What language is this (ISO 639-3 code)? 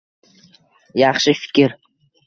uzb